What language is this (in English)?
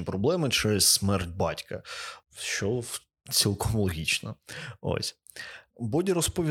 Ukrainian